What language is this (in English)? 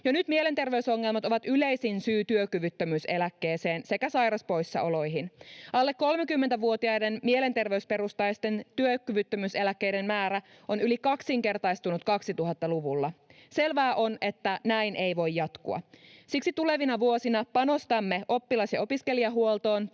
Finnish